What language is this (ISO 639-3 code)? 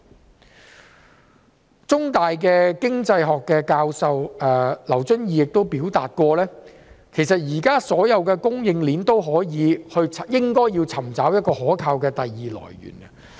yue